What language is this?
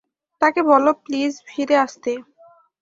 Bangla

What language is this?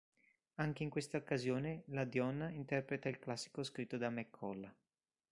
Italian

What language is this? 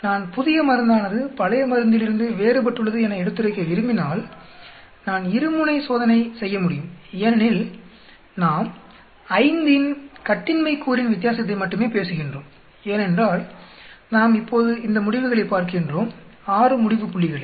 Tamil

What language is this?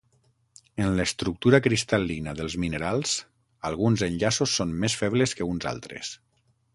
Catalan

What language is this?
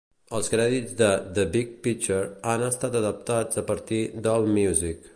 Catalan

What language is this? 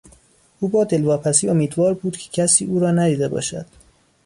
Persian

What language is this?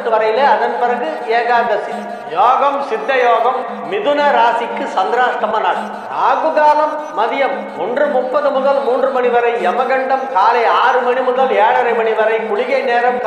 Tamil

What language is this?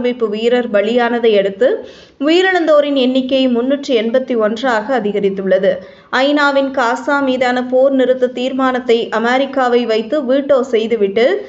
Tamil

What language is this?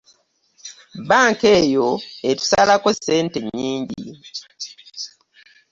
Ganda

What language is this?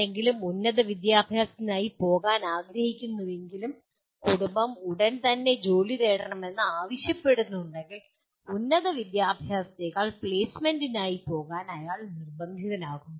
Malayalam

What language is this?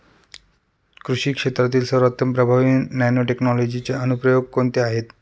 Marathi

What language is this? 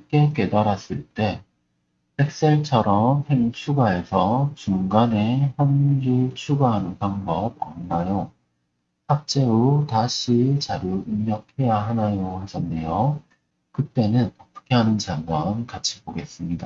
Korean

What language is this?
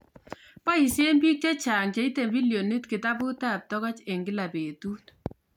Kalenjin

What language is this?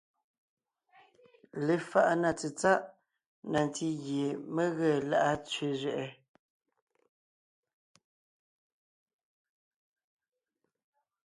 Ngiemboon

